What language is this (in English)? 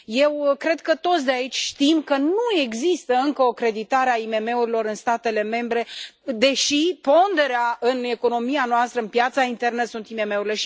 Romanian